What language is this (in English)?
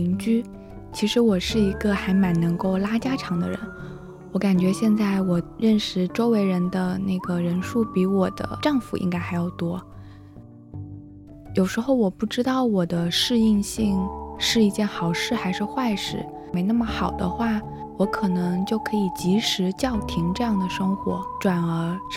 Chinese